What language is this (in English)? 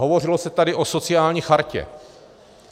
Czech